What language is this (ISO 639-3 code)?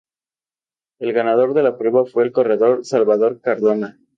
spa